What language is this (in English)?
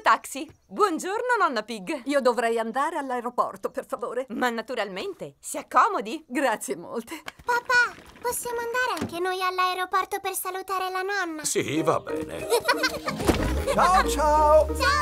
Italian